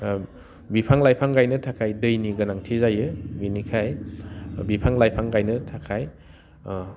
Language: Bodo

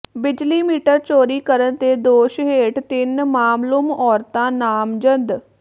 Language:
Punjabi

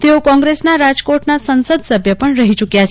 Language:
Gujarati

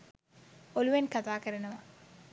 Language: Sinhala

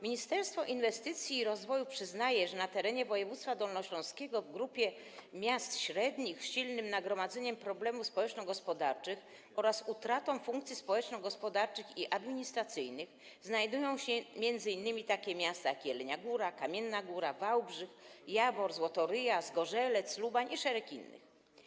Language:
Polish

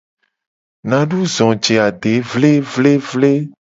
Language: Gen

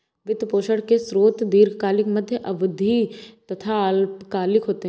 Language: Hindi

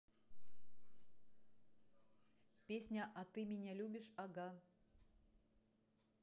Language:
Russian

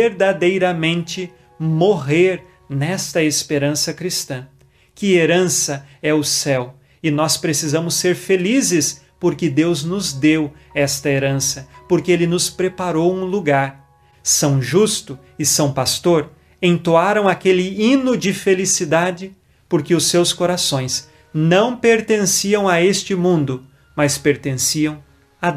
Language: Portuguese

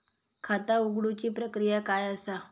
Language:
Marathi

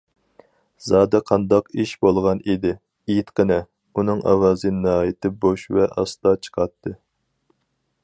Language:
Uyghur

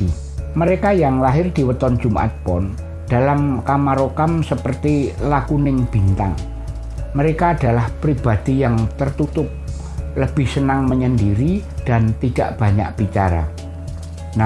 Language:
Indonesian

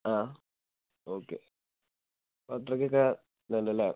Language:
Malayalam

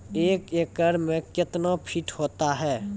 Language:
Maithili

